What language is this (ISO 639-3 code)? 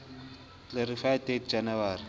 sot